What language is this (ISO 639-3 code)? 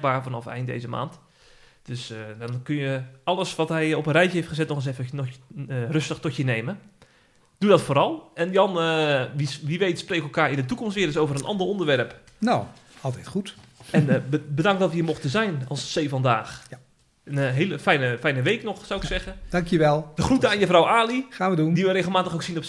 nld